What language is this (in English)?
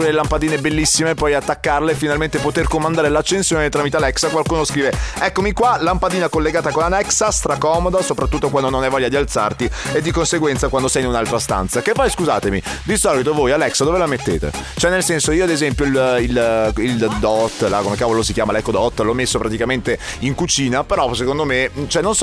Italian